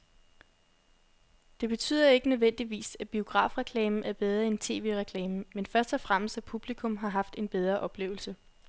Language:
Danish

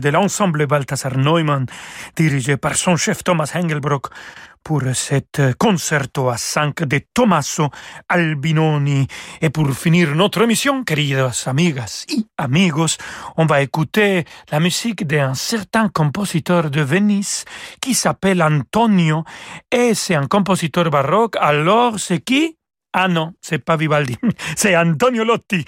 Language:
French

